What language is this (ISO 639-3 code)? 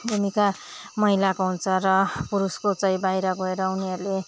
nep